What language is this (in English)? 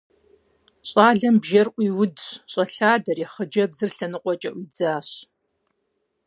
Kabardian